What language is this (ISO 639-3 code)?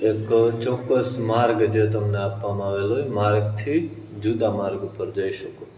guj